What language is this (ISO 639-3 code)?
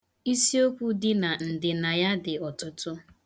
ibo